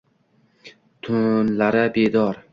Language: Uzbek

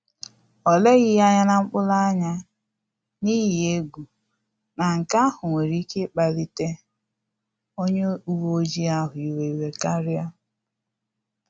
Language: Igbo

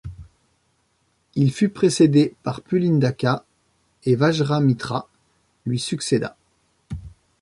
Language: French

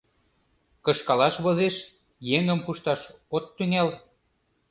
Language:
Mari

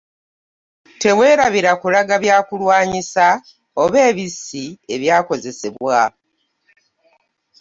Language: Ganda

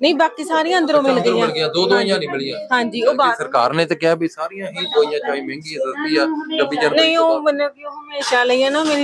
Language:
Punjabi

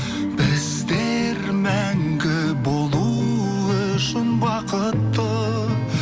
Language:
Kazakh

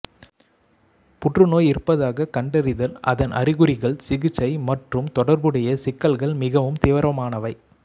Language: Tamil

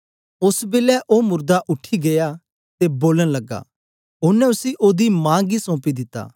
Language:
Dogri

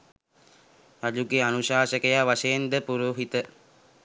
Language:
Sinhala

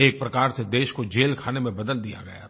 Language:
Hindi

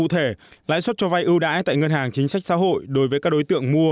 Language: Vietnamese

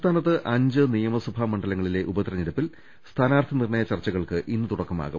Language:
Malayalam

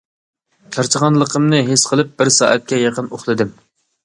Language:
Uyghur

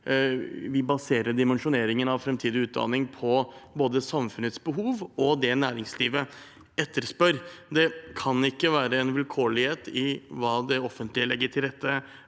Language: Norwegian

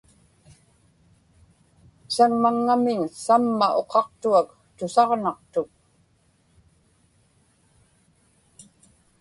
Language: Inupiaq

